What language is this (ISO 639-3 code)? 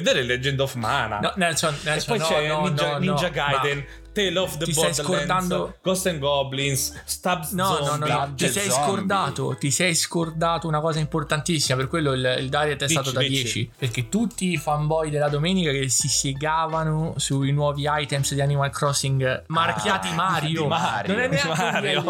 ita